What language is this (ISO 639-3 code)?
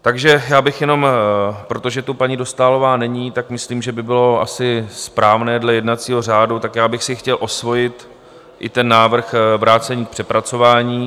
ces